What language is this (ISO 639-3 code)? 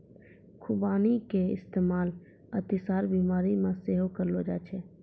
mai